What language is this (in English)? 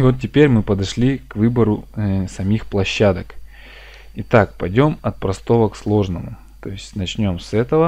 Russian